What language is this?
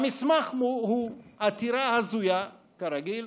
Hebrew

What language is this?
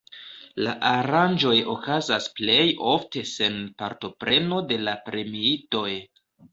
Esperanto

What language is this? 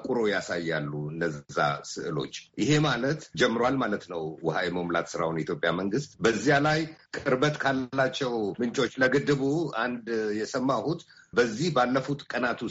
Amharic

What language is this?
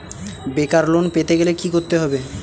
Bangla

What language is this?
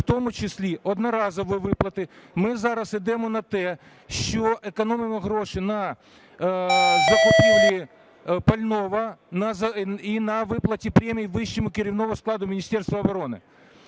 Ukrainian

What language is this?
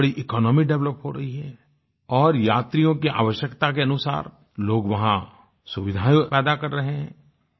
Hindi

